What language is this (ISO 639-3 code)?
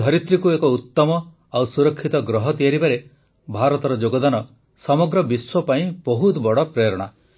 ori